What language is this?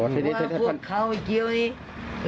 Thai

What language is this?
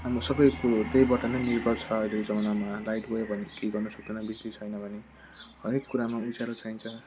Nepali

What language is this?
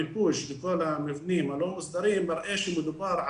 Hebrew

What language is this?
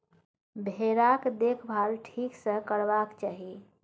Maithili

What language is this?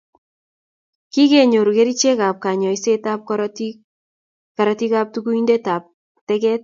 Kalenjin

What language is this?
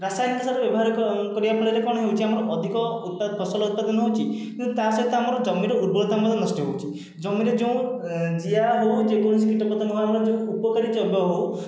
Odia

